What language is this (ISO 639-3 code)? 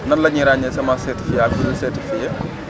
wol